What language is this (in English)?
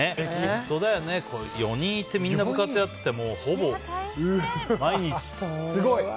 Japanese